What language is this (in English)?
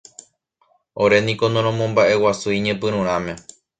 Guarani